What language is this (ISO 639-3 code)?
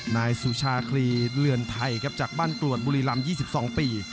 tha